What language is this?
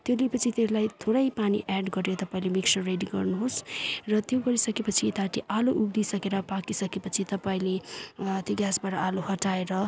Nepali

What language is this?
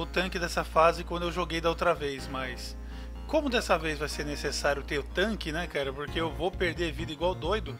Portuguese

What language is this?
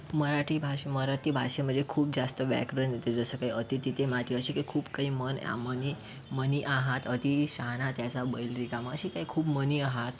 Marathi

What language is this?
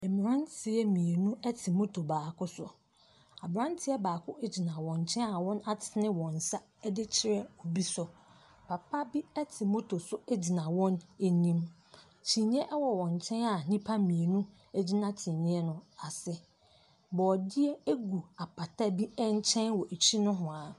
Akan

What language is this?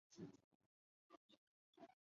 Chinese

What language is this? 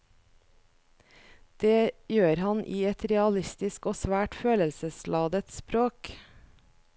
Norwegian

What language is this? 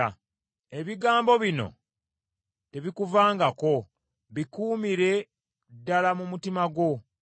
Ganda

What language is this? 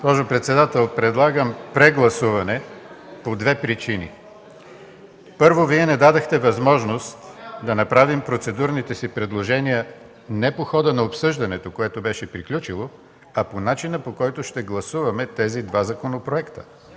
Bulgarian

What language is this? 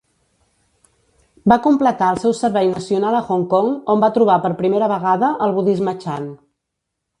Catalan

